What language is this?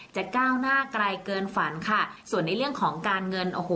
Thai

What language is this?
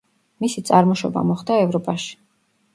Georgian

